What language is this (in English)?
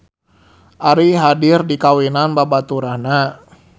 Sundanese